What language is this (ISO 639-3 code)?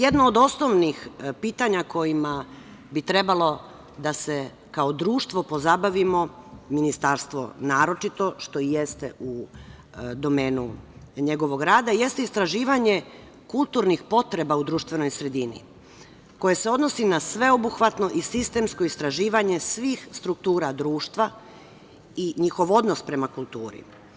srp